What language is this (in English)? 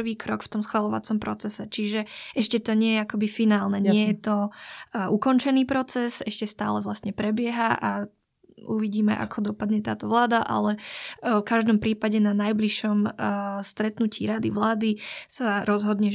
Slovak